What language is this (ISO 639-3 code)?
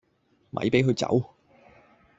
yue